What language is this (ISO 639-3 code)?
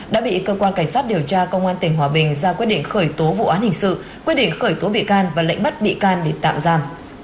vie